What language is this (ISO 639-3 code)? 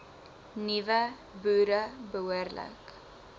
afr